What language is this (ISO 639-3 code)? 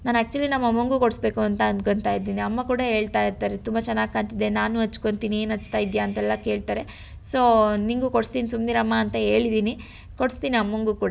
kan